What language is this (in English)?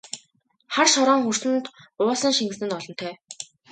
Mongolian